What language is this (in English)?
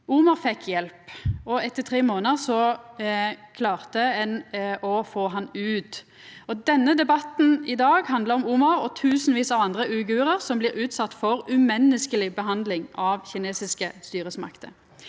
Norwegian